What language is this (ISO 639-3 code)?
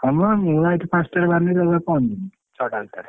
ori